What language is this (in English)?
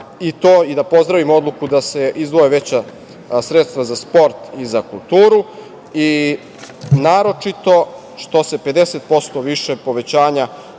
Serbian